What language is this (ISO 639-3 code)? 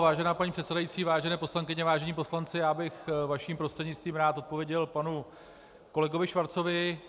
ces